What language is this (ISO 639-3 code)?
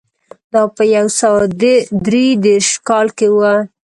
pus